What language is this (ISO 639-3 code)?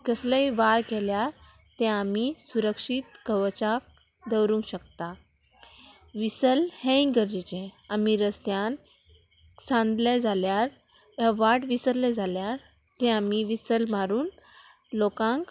kok